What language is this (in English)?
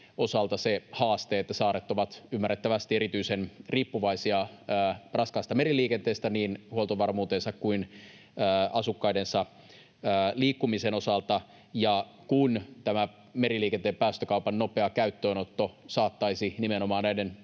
Finnish